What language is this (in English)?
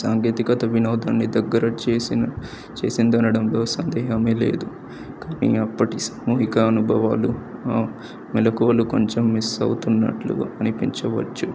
Telugu